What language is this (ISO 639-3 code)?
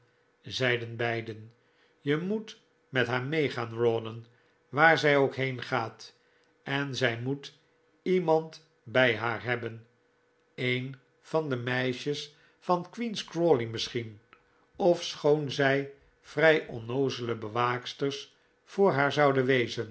nld